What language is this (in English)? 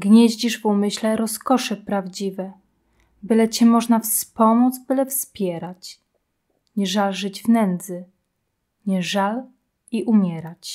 Polish